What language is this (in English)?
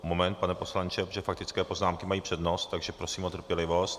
Czech